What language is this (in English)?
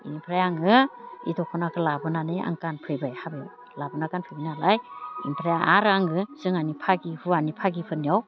Bodo